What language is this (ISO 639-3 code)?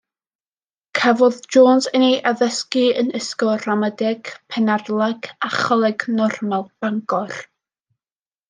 cym